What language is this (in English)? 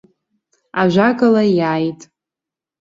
Abkhazian